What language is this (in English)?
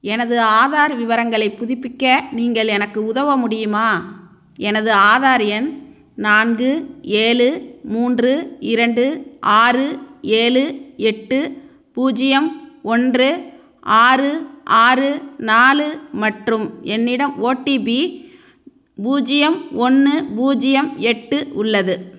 Tamil